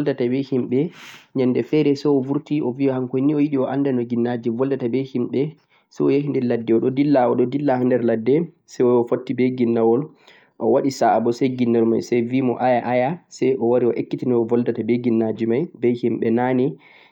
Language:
Central-Eastern Niger Fulfulde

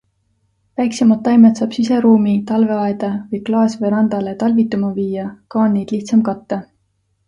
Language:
Estonian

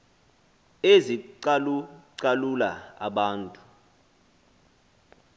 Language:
Xhosa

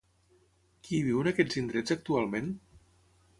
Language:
Catalan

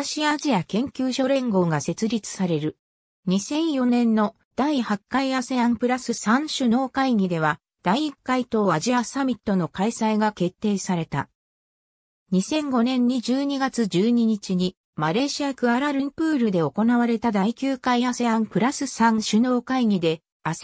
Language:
Japanese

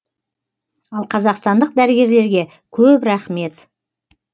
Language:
Kazakh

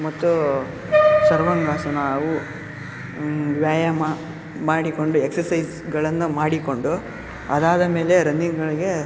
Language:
Kannada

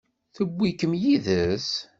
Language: Kabyle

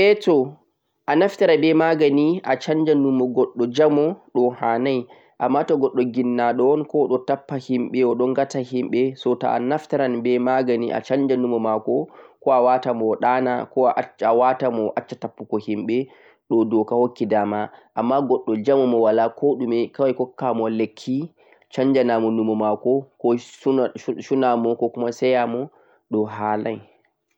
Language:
Central-Eastern Niger Fulfulde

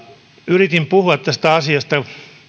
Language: Finnish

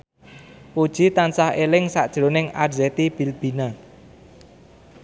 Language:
Javanese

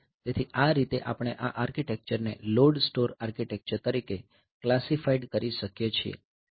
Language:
Gujarati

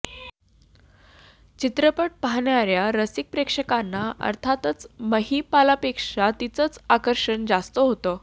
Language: Marathi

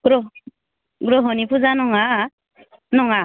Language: Bodo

